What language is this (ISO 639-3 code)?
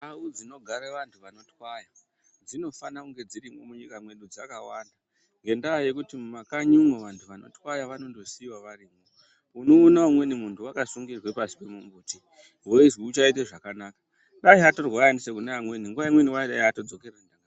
ndc